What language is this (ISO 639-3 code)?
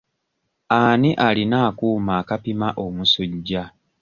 lug